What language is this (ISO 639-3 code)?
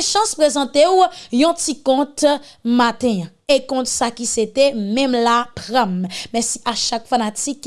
fra